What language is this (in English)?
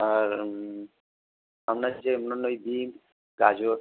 Bangla